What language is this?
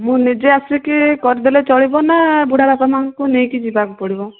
Odia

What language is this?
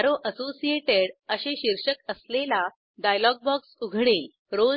Marathi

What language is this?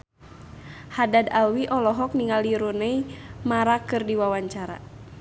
Sundanese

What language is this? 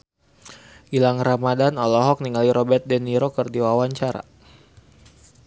Sundanese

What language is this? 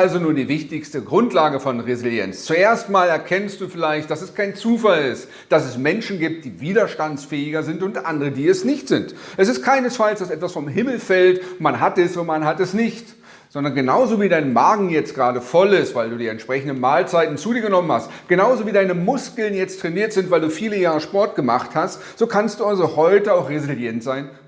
German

